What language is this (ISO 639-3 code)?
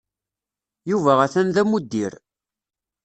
kab